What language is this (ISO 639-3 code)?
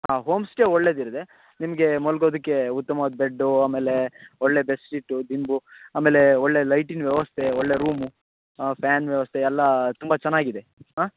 kan